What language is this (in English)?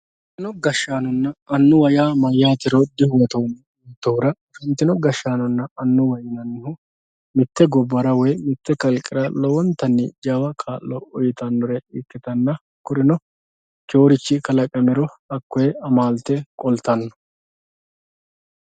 Sidamo